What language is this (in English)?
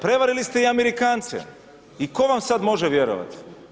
Croatian